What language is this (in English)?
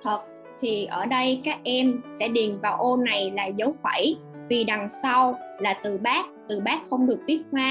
Vietnamese